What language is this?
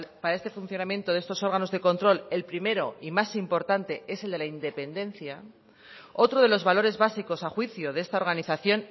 Spanish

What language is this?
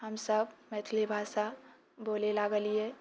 Maithili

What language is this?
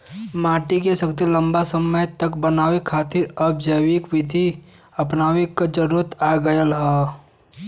Bhojpuri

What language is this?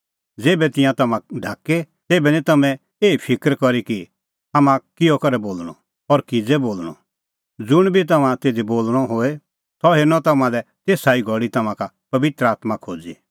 Kullu Pahari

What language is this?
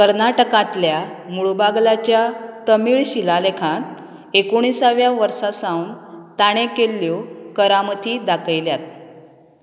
Konkani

